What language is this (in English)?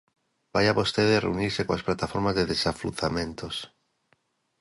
Galician